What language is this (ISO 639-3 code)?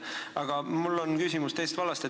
est